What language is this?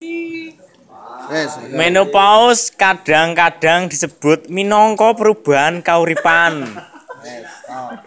Javanese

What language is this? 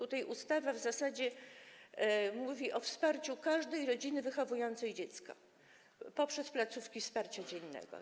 Polish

